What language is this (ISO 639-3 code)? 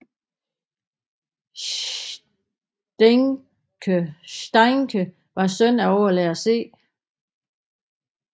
dan